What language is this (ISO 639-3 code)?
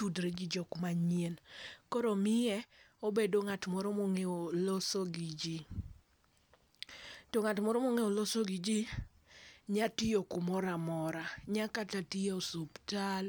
luo